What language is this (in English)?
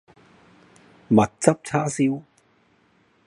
Cantonese